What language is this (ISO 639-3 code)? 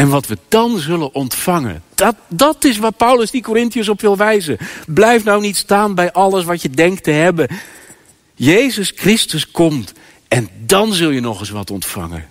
nld